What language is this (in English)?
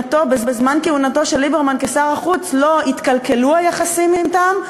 Hebrew